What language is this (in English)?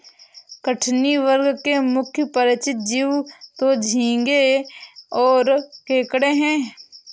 Hindi